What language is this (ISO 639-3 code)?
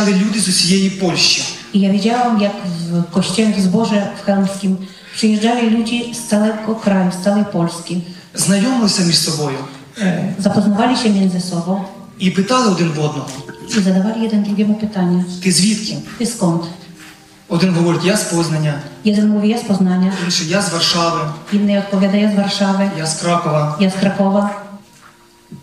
pol